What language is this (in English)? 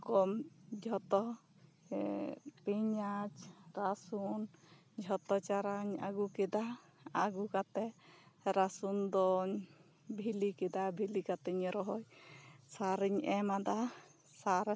Santali